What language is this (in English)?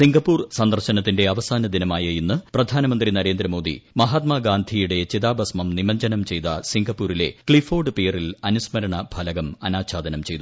Malayalam